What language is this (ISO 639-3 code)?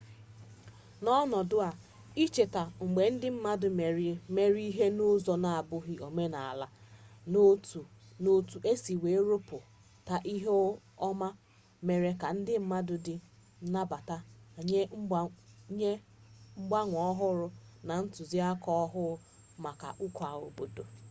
ibo